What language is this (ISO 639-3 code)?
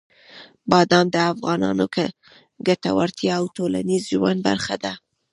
pus